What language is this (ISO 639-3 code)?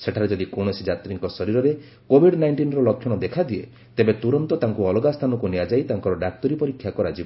ori